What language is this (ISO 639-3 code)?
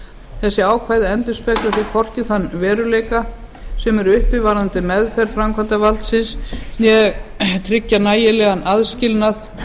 isl